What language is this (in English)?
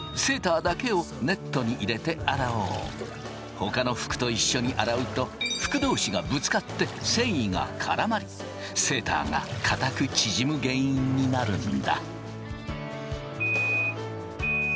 Japanese